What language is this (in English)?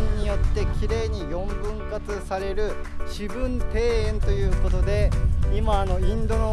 Japanese